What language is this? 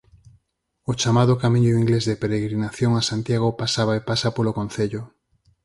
Galician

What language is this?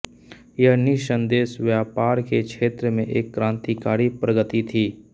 Hindi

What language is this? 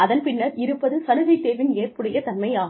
Tamil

